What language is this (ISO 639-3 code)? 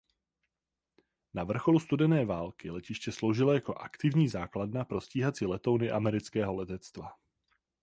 ces